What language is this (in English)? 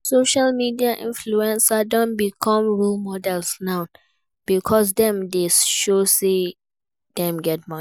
Nigerian Pidgin